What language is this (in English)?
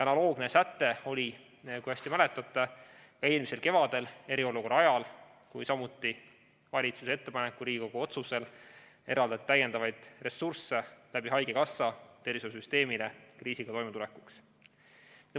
Estonian